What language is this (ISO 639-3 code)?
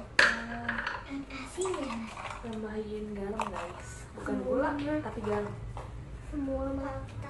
ind